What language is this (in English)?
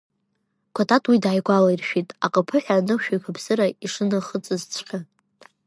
Abkhazian